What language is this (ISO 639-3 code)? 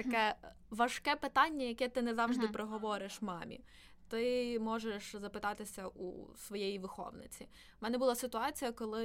ukr